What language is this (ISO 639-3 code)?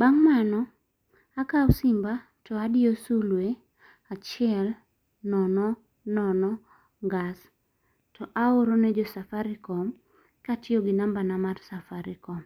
luo